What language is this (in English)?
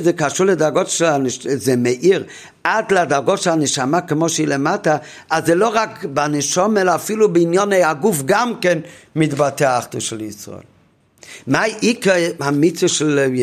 Hebrew